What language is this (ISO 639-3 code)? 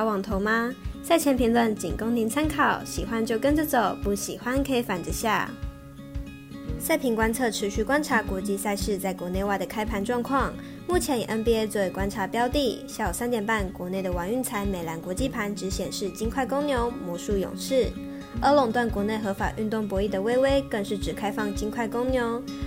zho